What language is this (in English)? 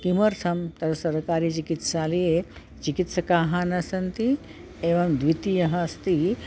Sanskrit